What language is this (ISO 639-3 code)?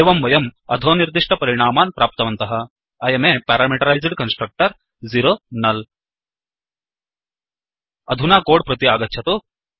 san